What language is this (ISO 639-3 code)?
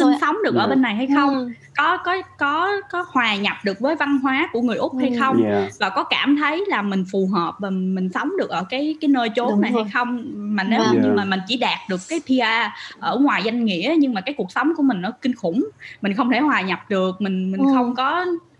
vie